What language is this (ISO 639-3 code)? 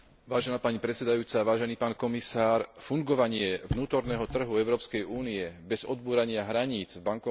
slk